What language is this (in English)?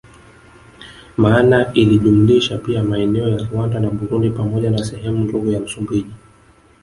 Swahili